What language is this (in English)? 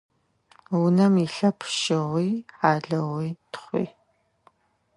Adyghe